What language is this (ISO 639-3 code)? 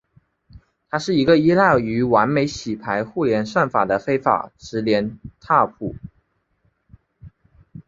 zho